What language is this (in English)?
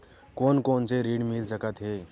Chhattisgarhi